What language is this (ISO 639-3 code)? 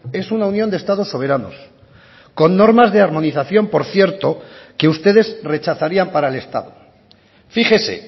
spa